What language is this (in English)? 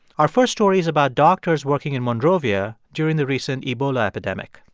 English